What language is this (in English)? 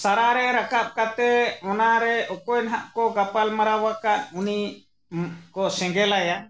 Santali